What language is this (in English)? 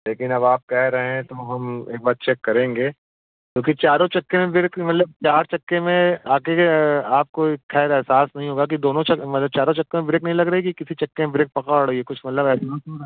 Hindi